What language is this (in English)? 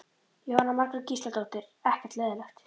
Icelandic